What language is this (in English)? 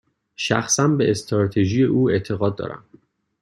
Persian